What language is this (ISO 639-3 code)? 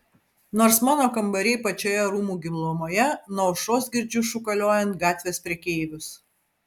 lit